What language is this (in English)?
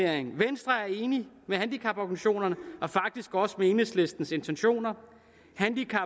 Danish